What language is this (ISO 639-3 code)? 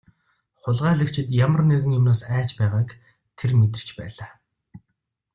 mon